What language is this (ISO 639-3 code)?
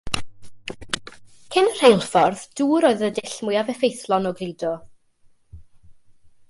cym